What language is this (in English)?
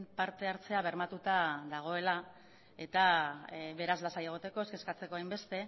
Basque